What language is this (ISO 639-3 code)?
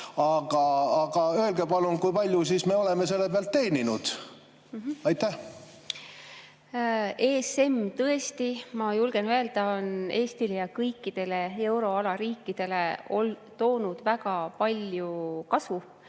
est